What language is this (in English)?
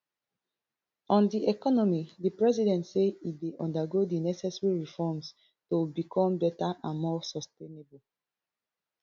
Nigerian Pidgin